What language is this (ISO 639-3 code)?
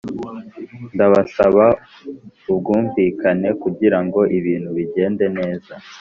kin